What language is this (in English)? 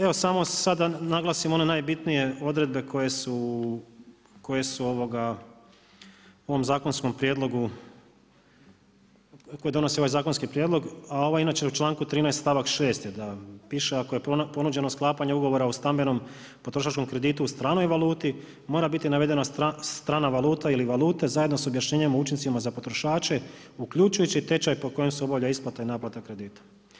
Croatian